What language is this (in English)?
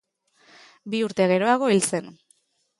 Basque